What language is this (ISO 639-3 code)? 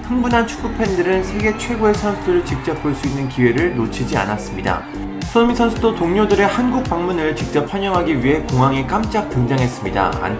kor